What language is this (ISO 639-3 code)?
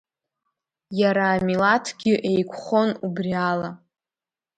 abk